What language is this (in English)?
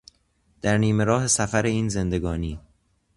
Persian